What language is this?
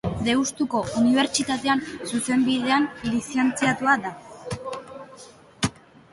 Basque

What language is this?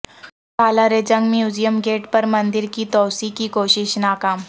Urdu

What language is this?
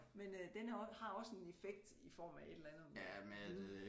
Danish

